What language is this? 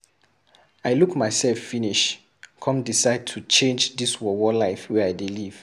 Nigerian Pidgin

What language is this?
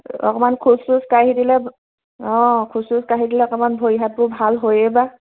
Assamese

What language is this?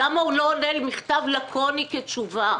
Hebrew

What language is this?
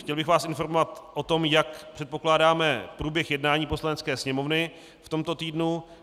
Czech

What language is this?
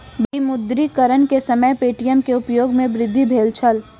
Maithili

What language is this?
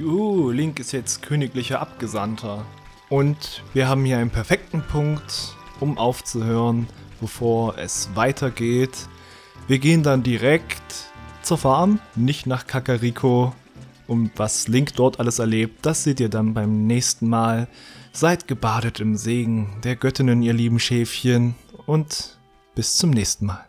German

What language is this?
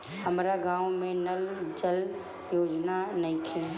Bhojpuri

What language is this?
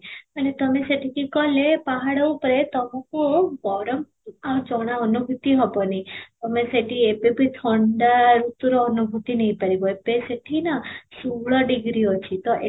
Odia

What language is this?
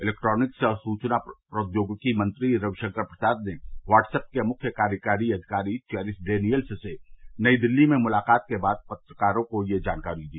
Hindi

